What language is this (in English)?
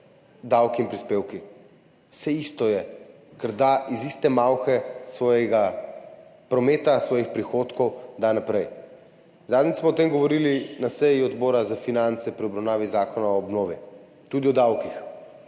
Slovenian